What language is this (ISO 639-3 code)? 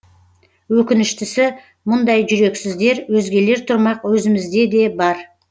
kaz